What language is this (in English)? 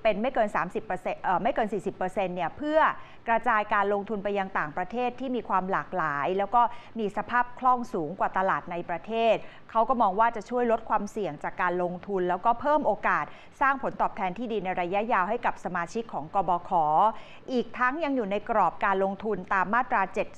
Thai